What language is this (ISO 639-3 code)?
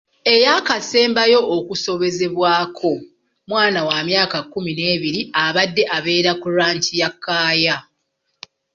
lug